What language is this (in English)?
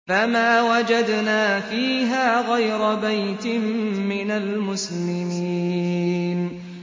Arabic